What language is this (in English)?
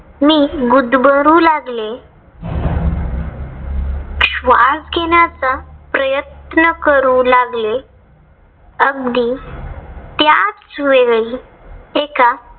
Marathi